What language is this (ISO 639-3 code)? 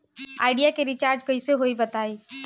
bho